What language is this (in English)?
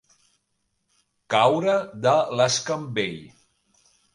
Catalan